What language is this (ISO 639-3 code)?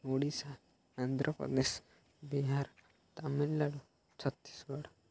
ori